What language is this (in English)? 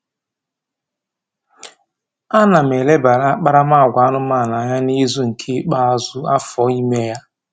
Igbo